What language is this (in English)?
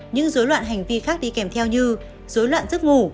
Vietnamese